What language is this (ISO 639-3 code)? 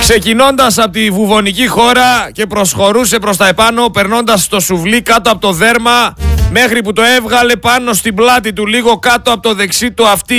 ell